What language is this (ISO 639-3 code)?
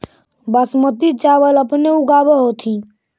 mag